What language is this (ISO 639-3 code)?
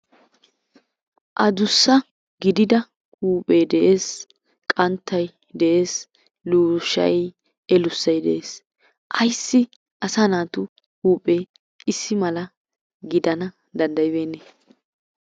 wal